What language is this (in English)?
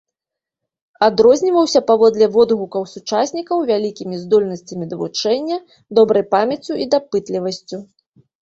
Belarusian